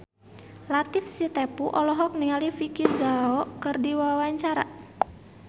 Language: Sundanese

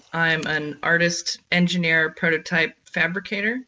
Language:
English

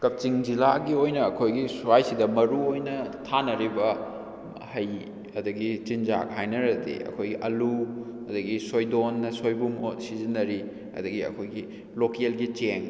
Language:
Manipuri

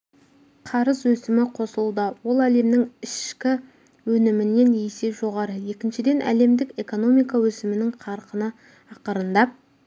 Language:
Kazakh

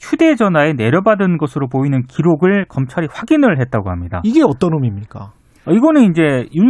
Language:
Korean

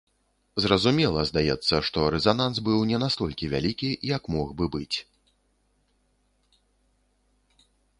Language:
Belarusian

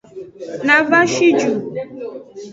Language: Aja (Benin)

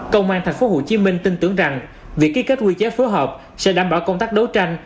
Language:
Vietnamese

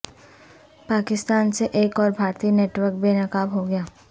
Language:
Urdu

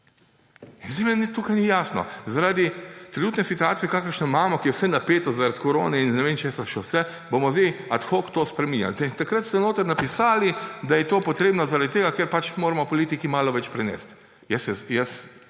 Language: Slovenian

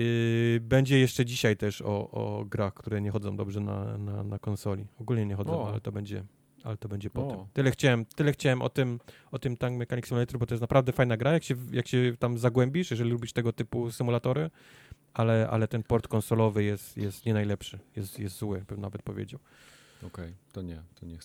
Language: Polish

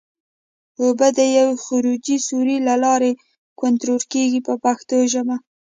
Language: Pashto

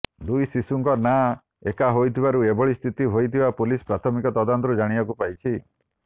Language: Odia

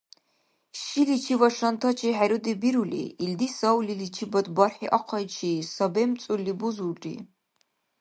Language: Dargwa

